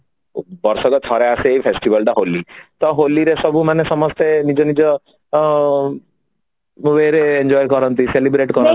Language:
Odia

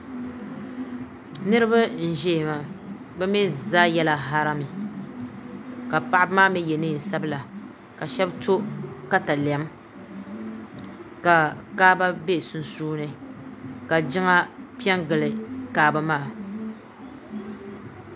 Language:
Dagbani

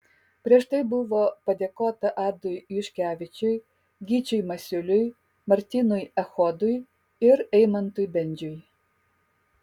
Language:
Lithuanian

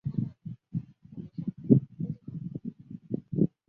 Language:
Chinese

